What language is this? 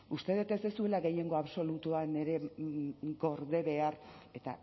Basque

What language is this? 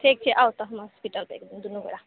Maithili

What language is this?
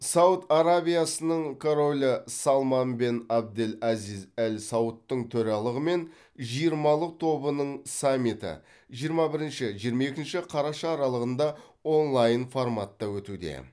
Kazakh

